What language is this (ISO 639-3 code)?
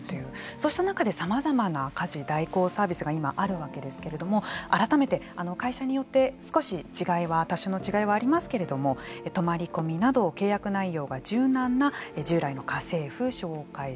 jpn